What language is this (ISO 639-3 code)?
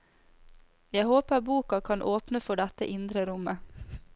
nor